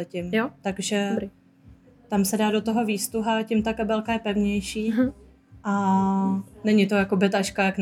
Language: Czech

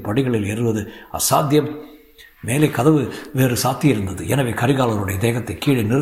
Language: Tamil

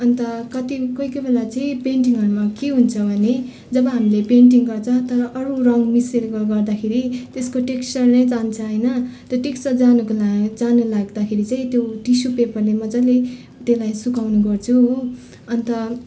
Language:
Nepali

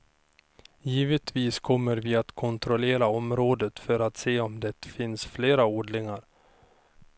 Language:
Swedish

